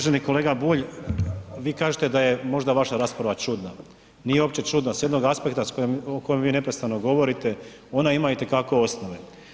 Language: Croatian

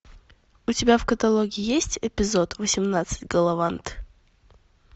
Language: Russian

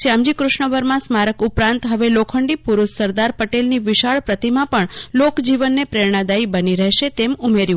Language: Gujarati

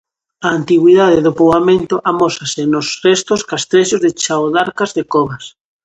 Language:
Galician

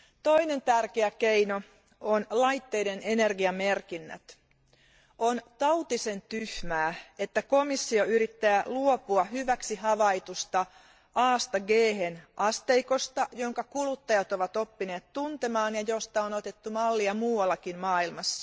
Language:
Finnish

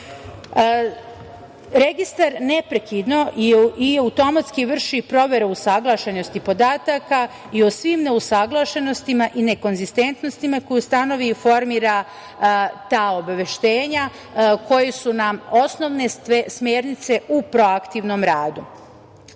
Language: Serbian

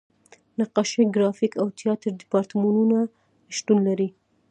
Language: Pashto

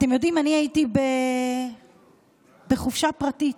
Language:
Hebrew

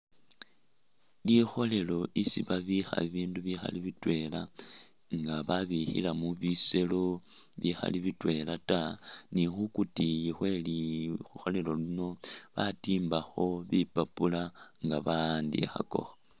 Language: Masaaba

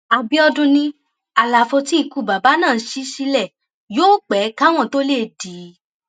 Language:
Yoruba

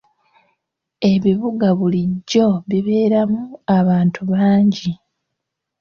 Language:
Ganda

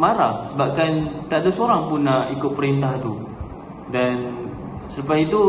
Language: Malay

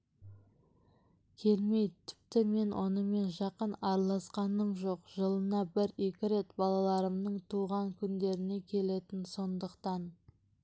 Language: Kazakh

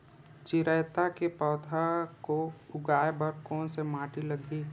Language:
Chhattisgarhi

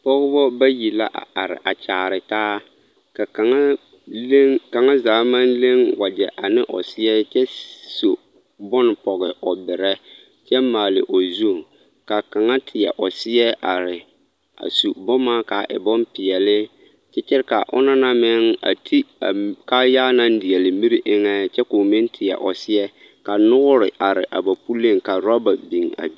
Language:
Southern Dagaare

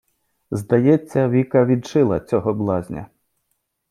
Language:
Ukrainian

